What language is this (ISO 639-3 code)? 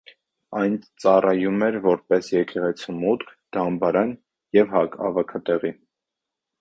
hye